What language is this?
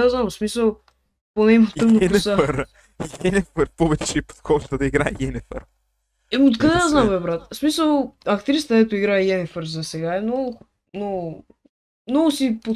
Bulgarian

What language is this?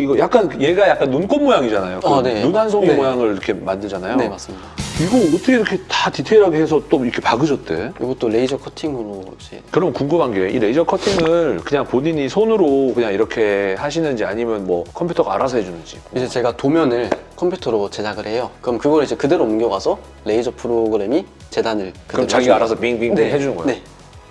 Korean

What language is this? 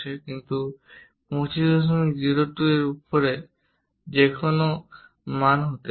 Bangla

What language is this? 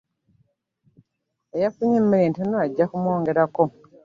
Ganda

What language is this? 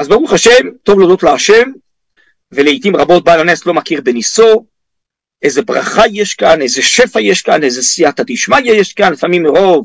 Hebrew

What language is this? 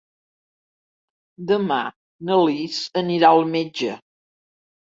Catalan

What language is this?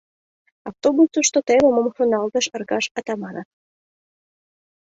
Mari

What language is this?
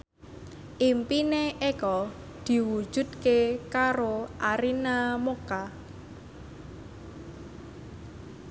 Javanese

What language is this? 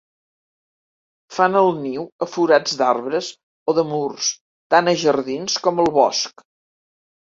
Catalan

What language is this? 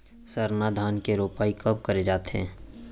Chhattisgarhi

